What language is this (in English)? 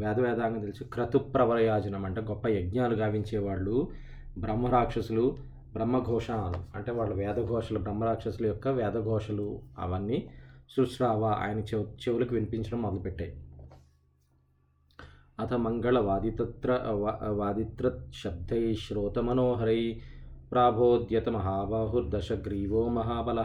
Telugu